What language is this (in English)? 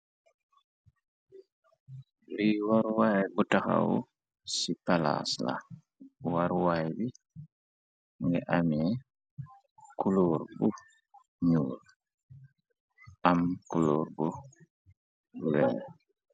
Wolof